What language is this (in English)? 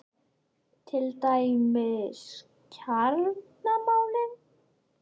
Icelandic